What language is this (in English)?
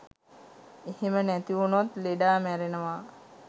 Sinhala